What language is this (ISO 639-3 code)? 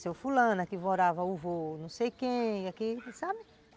por